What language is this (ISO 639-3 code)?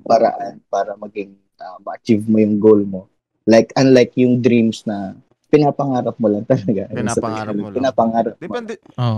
fil